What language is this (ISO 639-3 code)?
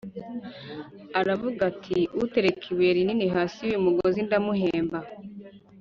kin